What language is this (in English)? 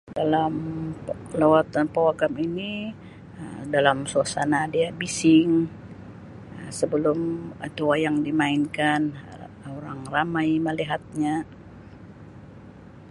Sabah Malay